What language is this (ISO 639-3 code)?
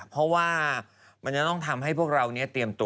tha